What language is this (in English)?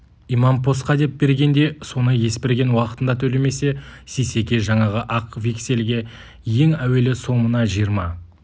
Kazakh